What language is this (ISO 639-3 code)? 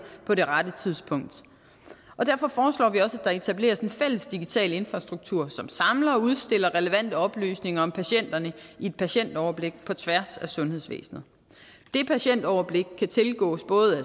dan